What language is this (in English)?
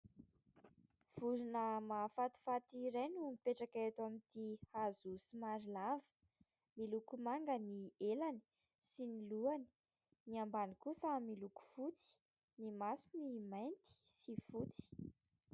Malagasy